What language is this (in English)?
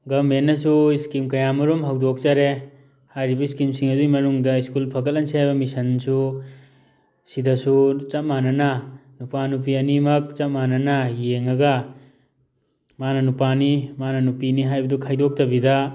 Manipuri